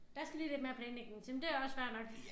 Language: Danish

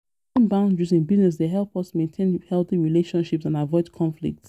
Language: Nigerian Pidgin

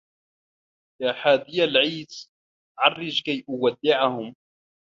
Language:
Arabic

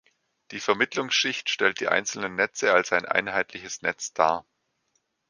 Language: German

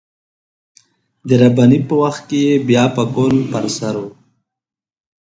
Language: Pashto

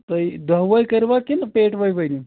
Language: Kashmiri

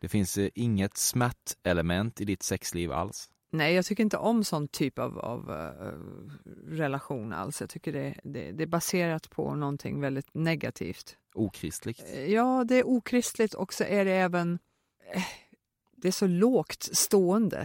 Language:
Swedish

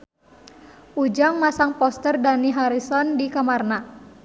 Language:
Sundanese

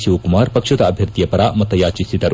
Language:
Kannada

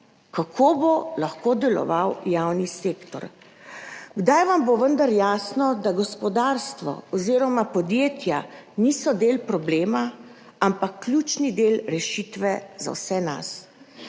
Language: Slovenian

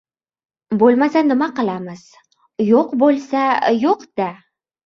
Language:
Uzbek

